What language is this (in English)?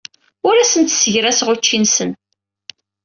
Kabyle